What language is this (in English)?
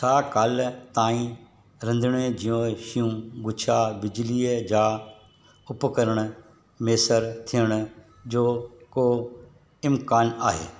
Sindhi